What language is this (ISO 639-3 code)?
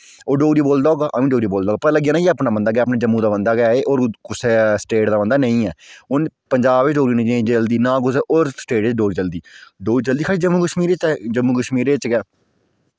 doi